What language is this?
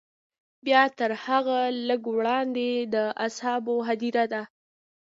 Pashto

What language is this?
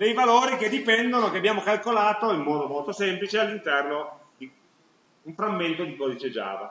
Italian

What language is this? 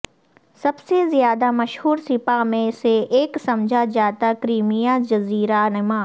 Urdu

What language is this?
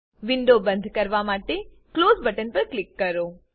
Gujarati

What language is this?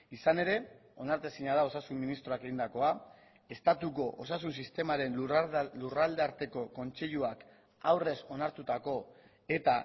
Basque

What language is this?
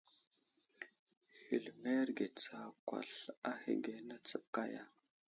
Wuzlam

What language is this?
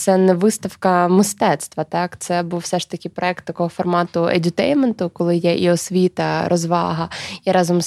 Ukrainian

